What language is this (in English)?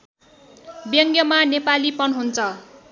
Nepali